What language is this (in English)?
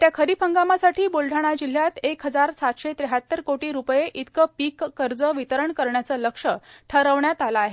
Marathi